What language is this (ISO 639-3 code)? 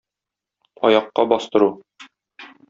tat